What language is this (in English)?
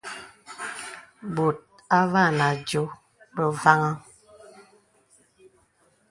Bebele